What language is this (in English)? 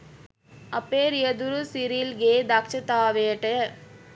Sinhala